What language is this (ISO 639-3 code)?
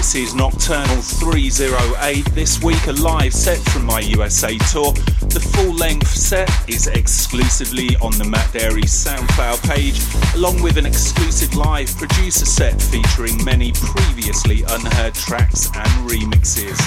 eng